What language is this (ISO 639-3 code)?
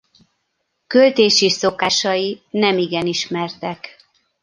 hun